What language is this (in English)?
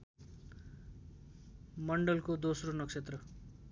Nepali